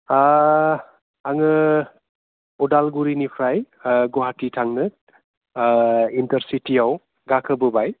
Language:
Bodo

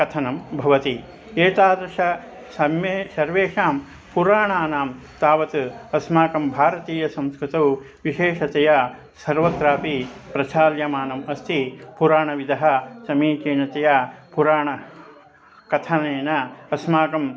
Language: Sanskrit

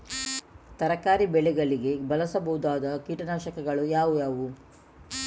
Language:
Kannada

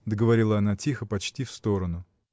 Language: Russian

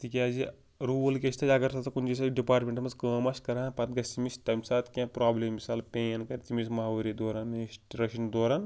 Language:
Kashmiri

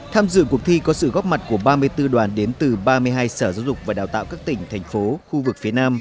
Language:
Vietnamese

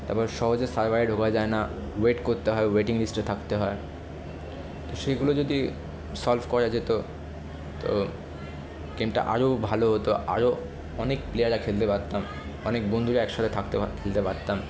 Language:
Bangla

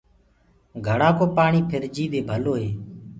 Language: Gurgula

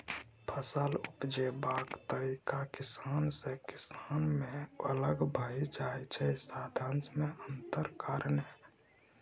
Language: Maithili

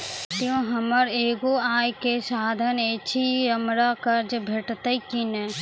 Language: Maithili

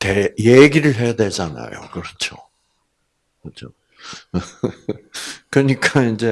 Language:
Korean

